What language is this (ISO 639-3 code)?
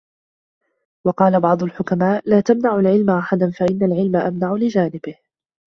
ara